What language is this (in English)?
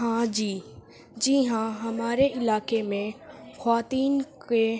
Urdu